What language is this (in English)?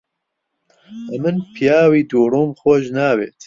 Central Kurdish